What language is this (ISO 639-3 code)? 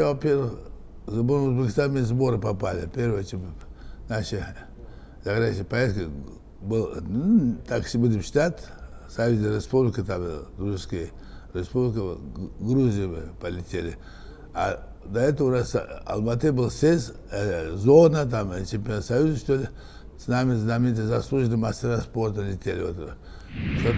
rus